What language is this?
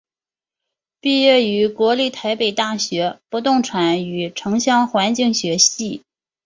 Chinese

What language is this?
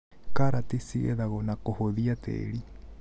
Kikuyu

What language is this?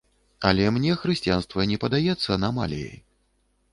Belarusian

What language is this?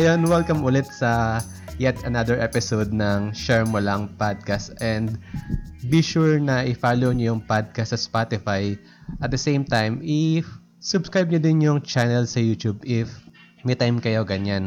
Filipino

